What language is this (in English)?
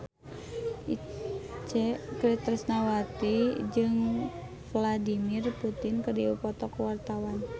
Sundanese